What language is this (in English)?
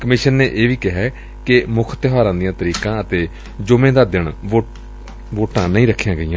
Punjabi